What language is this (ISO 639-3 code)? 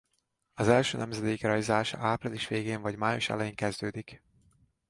hun